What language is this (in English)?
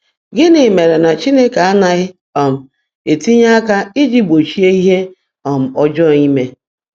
Igbo